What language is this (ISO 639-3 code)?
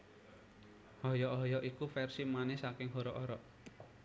jav